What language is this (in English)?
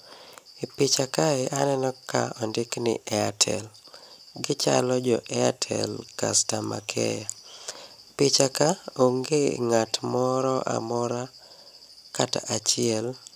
Luo (Kenya and Tanzania)